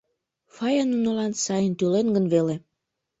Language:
Mari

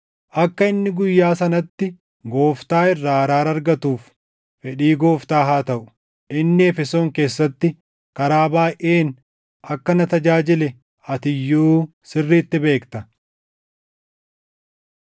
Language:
Oromo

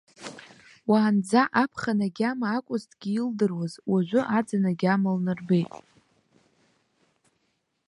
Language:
Abkhazian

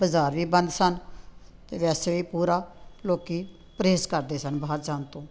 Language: Punjabi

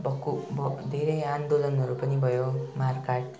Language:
Nepali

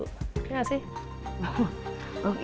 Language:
Indonesian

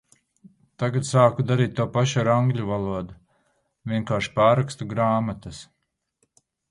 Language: Latvian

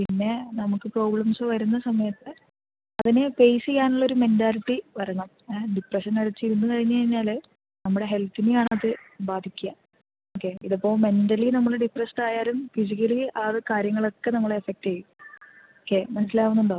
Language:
Malayalam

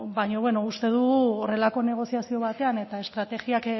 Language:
Basque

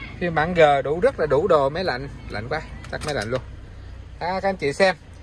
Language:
Vietnamese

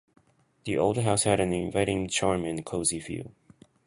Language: Japanese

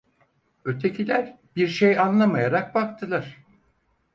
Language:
Turkish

